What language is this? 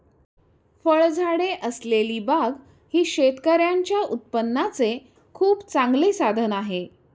Marathi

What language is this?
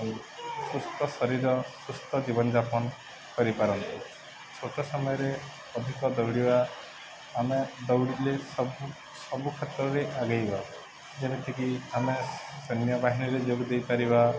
Odia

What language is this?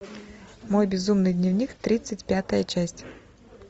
Russian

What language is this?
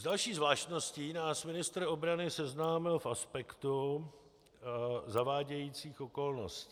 Czech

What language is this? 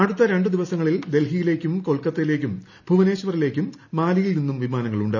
Malayalam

